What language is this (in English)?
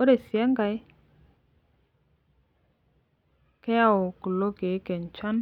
Masai